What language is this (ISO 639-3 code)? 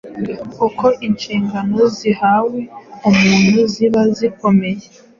kin